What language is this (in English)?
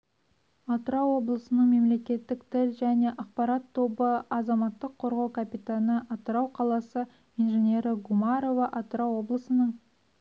Kazakh